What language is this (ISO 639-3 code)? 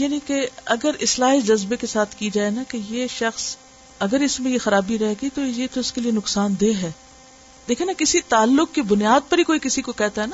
urd